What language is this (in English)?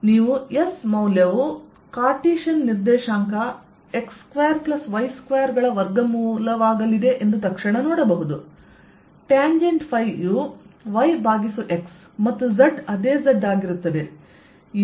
Kannada